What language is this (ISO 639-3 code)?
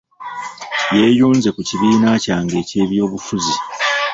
lug